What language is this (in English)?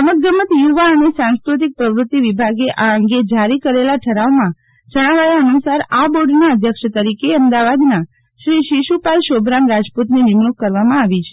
Gujarati